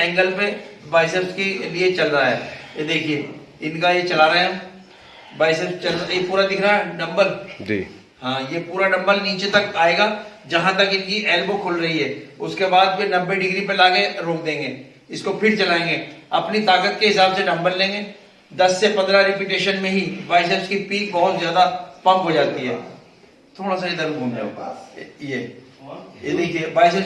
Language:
Hindi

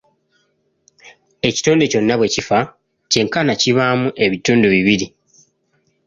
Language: Ganda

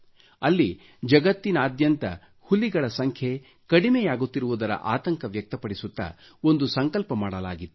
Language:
Kannada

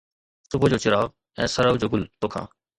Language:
Sindhi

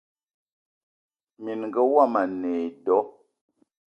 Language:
Eton (Cameroon)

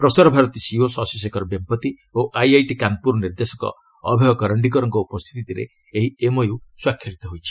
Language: Odia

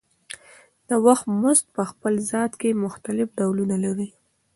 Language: Pashto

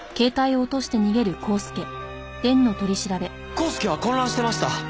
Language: Japanese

